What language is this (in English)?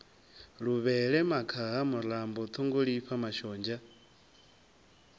Venda